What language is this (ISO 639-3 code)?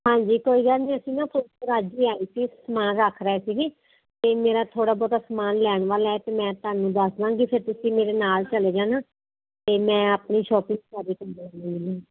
pan